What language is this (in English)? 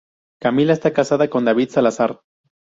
Spanish